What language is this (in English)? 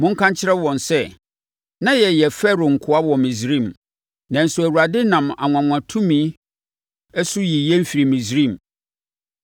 Akan